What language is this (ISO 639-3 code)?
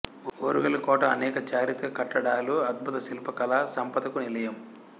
tel